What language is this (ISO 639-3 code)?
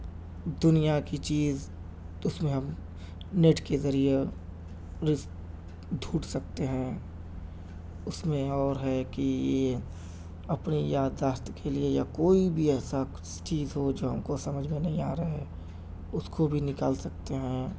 urd